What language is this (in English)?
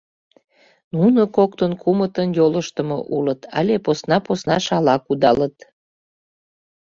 Mari